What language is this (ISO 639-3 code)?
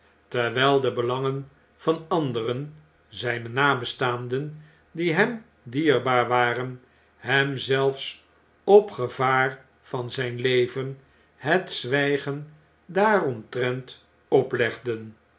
nld